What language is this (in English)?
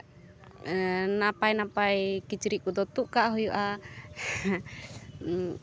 Santali